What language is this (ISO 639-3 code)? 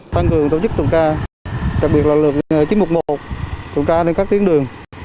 vie